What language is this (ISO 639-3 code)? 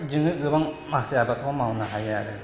brx